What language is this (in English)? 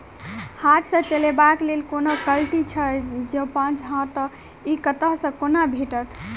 Maithili